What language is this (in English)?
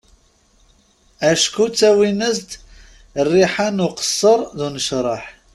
Kabyle